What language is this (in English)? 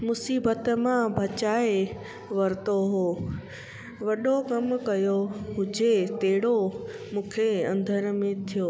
Sindhi